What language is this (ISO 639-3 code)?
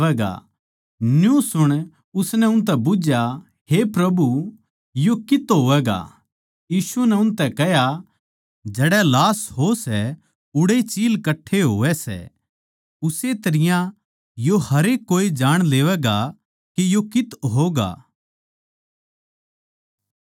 bgc